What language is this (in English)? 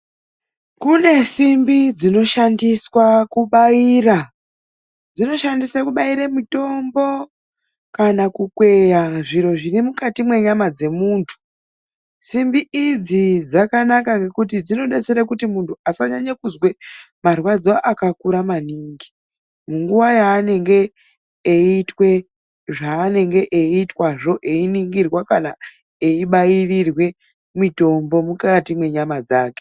Ndau